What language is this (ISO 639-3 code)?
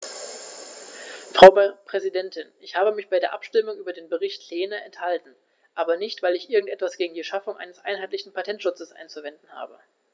deu